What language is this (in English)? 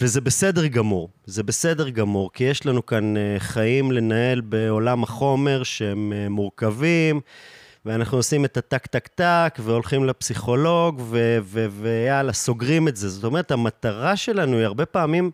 Hebrew